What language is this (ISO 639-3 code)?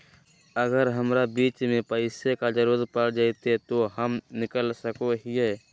mag